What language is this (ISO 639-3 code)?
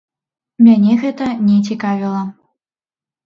bel